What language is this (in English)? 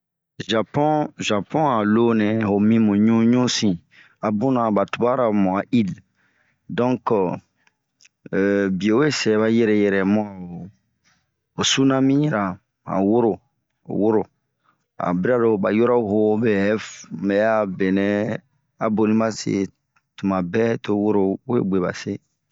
Bomu